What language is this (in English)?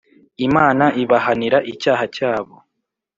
Kinyarwanda